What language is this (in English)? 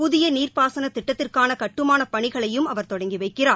Tamil